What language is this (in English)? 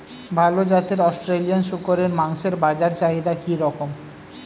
Bangla